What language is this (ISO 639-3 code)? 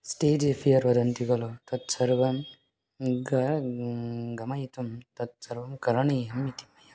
san